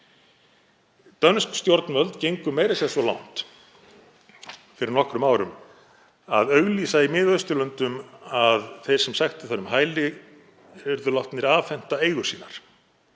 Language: Icelandic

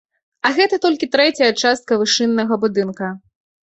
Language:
Belarusian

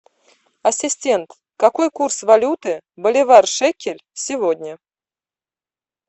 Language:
Russian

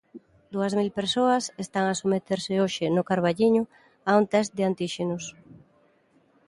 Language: Galician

